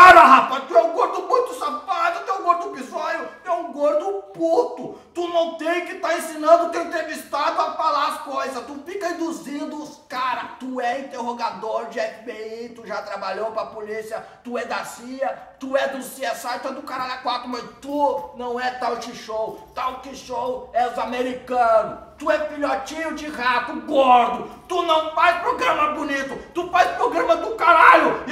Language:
Portuguese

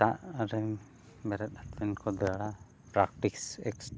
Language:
Santali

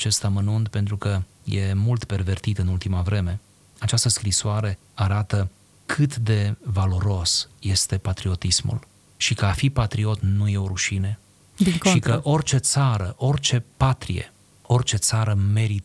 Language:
Romanian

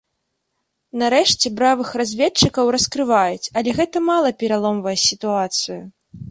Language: Belarusian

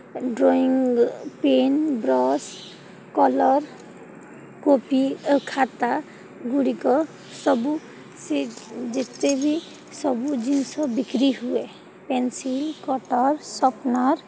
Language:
Odia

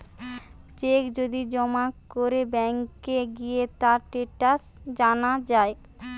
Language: Bangla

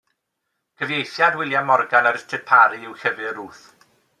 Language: Welsh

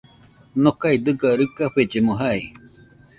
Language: Nüpode Huitoto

